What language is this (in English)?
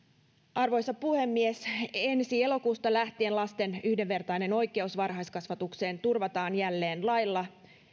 Finnish